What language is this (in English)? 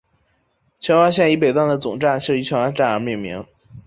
Chinese